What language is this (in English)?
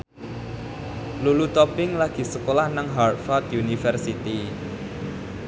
Javanese